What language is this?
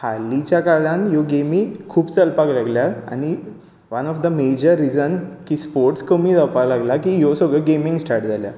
Konkani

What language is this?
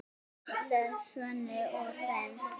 Icelandic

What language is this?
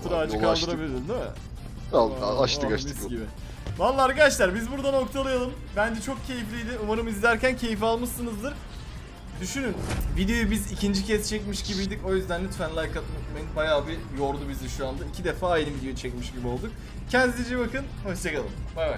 Turkish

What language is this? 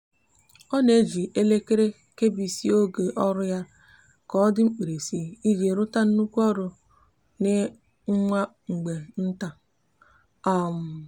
Igbo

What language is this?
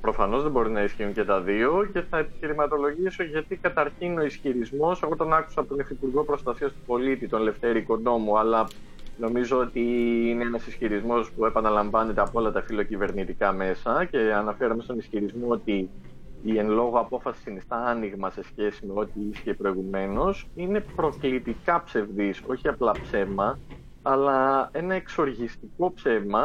Greek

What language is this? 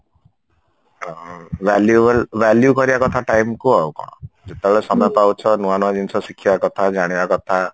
Odia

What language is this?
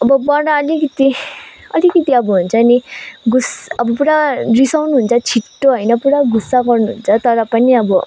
Nepali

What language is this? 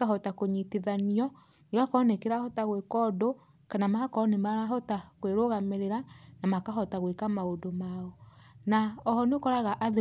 Kikuyu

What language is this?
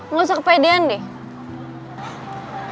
Indonesian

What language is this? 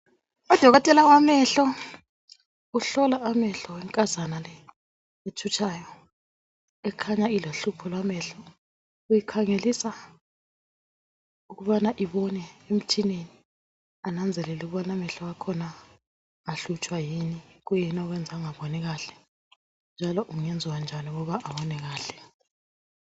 North Ndebele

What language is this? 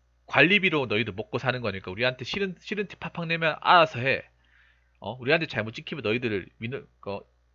Korean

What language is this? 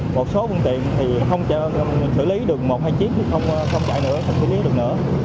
Vietnamese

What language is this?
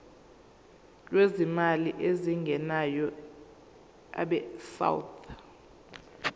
Zulu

